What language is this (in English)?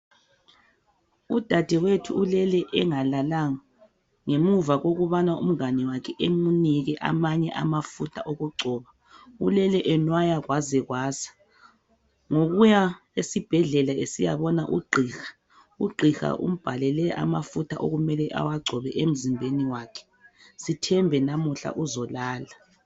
North Ndebele